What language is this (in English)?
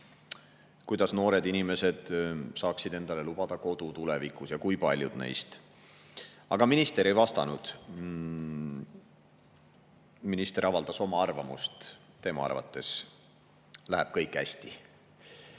Estonian